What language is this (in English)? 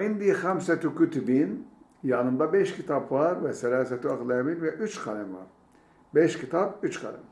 Turkish